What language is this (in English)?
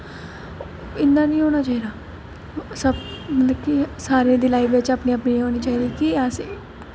Dogri